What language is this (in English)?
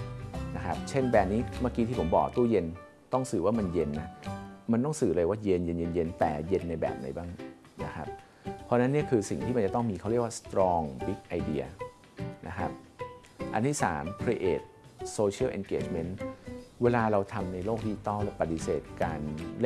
Thai